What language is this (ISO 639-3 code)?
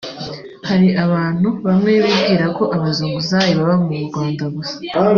kin